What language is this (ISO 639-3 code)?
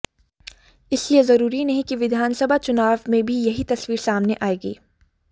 hin